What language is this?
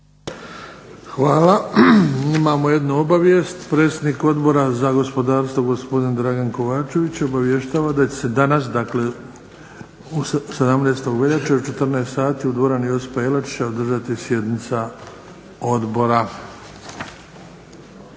Croatian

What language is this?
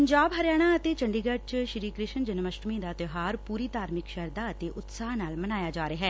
Punjabi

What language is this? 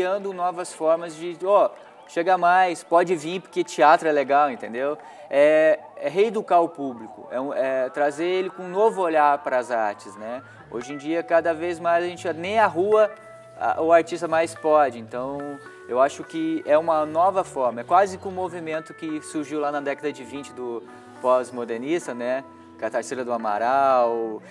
Portuguese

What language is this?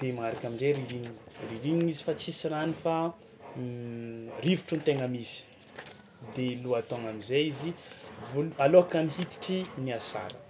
Tsimihety Malagasy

